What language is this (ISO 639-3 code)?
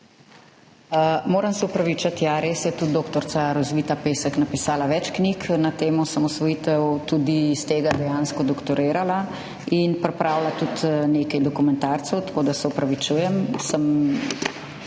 slv